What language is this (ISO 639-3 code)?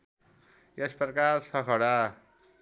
nep